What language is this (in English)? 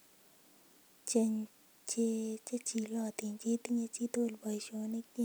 Kalenjin